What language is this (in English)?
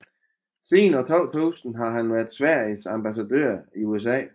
Danish